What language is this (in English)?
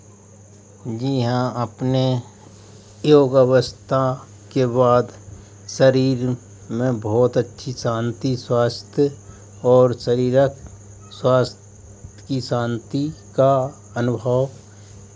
Hindi